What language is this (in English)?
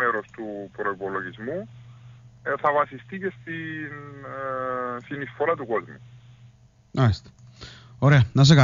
Greek